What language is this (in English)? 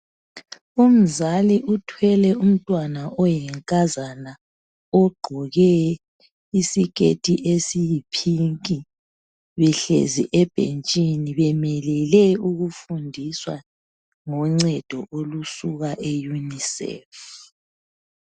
North Ndebele